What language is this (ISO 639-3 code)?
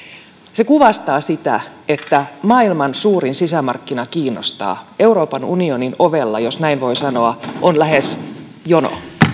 fin